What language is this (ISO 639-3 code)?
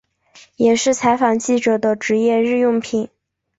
zho